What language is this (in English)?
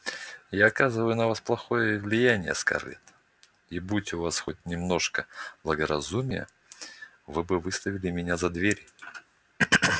Russian